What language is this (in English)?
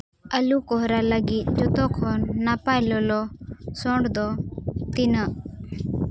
Santali